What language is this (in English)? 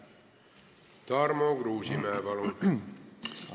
Estonian